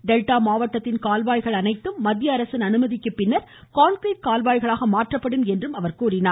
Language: Tamil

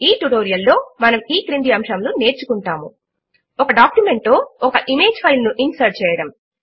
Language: Telugu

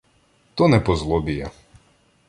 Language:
Ukrainian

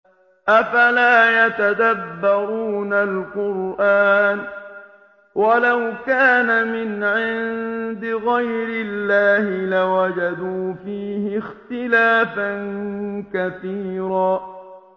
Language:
Arabic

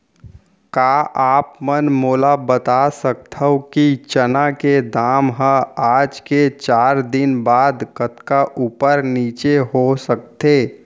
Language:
Chhattisgarhi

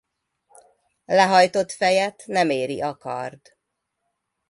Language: Hungarian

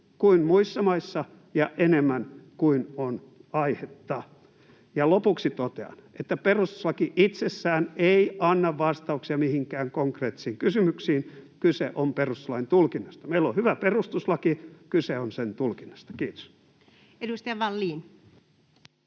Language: Finnish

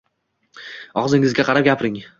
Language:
Uzbek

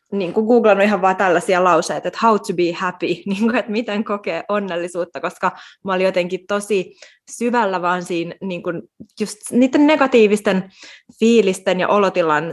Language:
Finnish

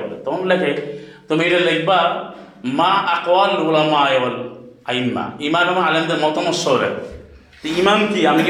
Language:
Bangla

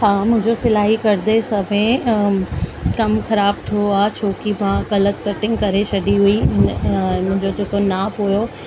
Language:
Sindhi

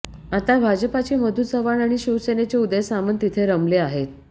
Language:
Marathi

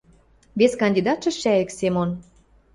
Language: Western Mari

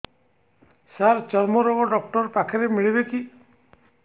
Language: Odia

